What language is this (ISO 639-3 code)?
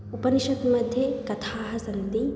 san